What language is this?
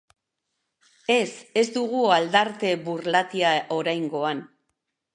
Basque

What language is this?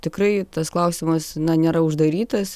Lithuanian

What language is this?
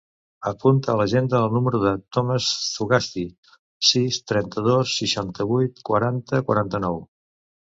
Catalan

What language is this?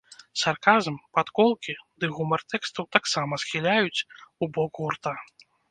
Belarusian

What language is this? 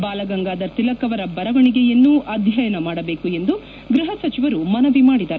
Kannada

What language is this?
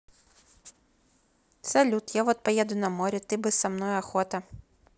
Russian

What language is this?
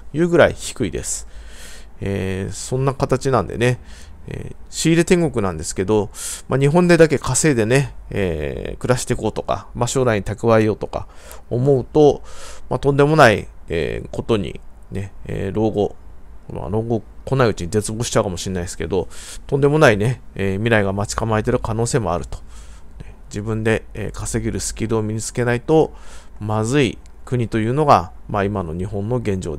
Japanese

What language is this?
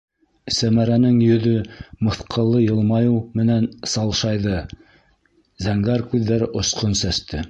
Bashkir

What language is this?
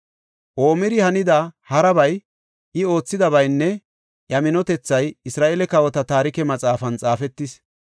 Gofa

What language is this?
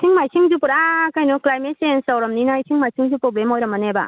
Manipuri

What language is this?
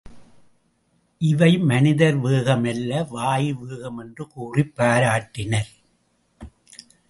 Tamil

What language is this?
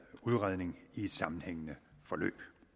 Danish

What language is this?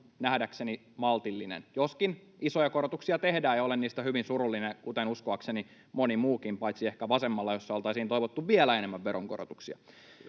Finnish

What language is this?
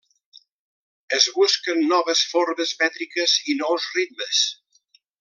Catalan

